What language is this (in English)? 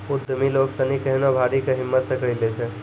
Maithili